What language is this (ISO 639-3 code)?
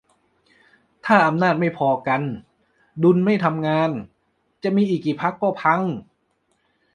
tha